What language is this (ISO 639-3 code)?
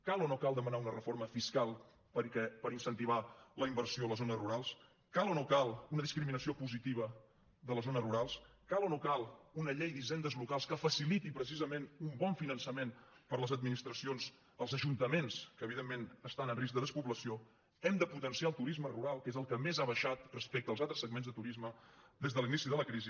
cat